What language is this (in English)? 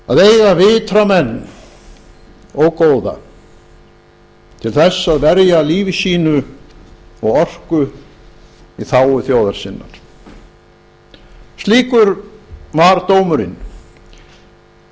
Icelandic